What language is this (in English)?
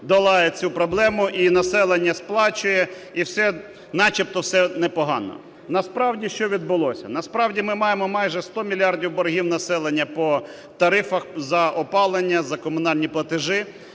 Ukrainian